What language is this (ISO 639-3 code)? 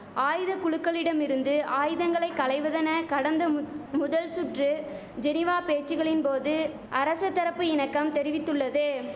tam